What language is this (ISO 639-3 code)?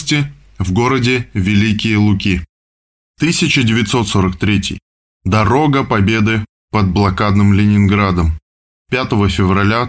rus